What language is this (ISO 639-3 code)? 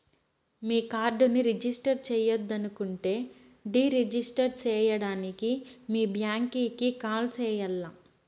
tel